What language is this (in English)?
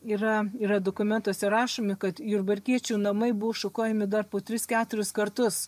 Lithuanian